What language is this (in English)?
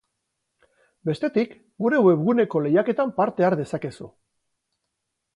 Basque